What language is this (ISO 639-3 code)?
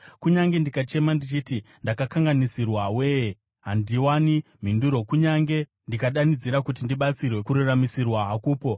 sna